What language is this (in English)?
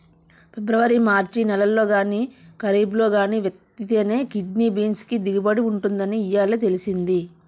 Telugu